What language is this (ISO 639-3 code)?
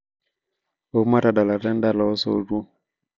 mas